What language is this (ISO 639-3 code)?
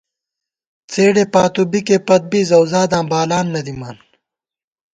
gwt